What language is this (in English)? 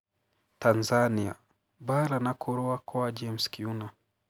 Kikuyu